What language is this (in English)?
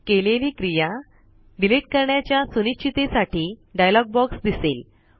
Marathi